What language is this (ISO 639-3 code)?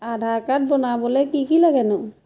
asm